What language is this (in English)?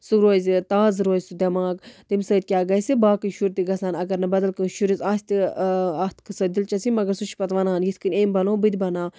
Kashmiri